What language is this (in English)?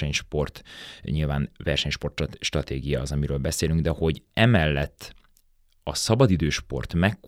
Hungarian